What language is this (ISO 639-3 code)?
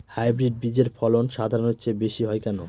ben